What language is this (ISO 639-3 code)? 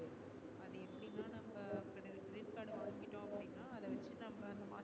tam